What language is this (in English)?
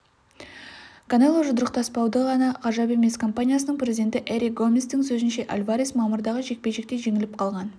Kazakh